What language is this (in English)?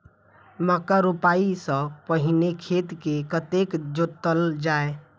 Maithili